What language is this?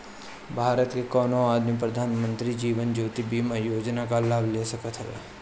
Bhojpuri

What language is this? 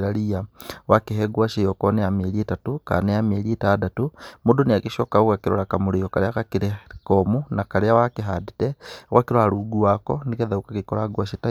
Kikuyu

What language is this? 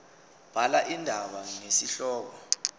Zulu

